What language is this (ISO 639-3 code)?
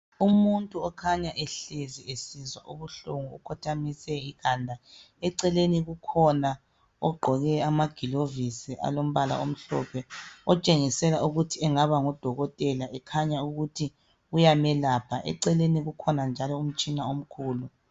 nde